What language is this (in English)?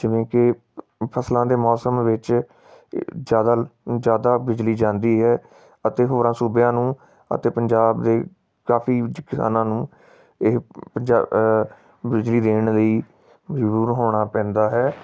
Punjabi